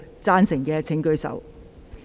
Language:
Cantonese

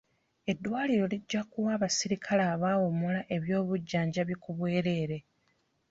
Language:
Ganda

